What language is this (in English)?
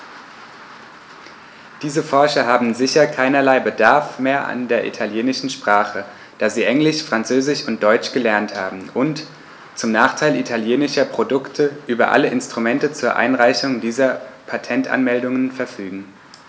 German